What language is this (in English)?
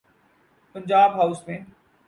Urdu